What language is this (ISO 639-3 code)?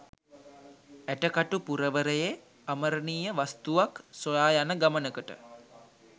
sin